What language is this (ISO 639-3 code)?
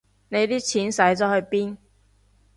yue